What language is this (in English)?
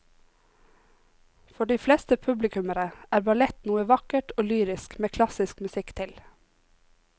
Norwegian